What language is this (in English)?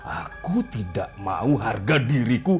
Indonesian